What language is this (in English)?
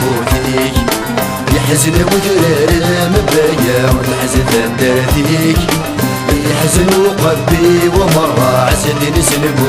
Arabic